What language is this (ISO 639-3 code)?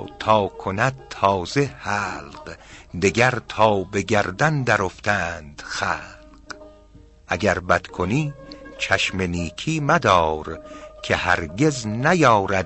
fas